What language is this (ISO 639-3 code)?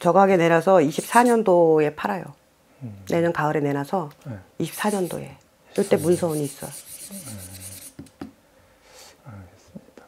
kor